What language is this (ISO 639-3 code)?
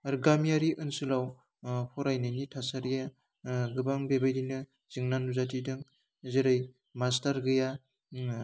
brx